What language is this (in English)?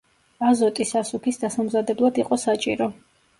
Georgian